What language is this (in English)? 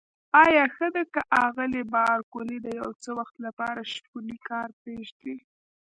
Pashto